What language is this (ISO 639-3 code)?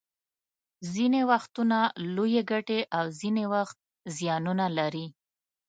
pus